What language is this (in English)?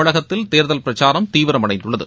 Tamil